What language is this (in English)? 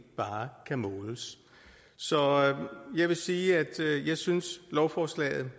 Danish